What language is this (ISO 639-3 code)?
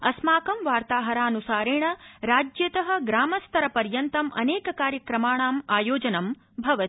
san